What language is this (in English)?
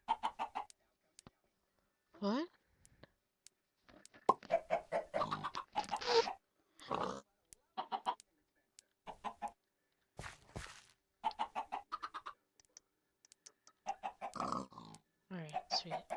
English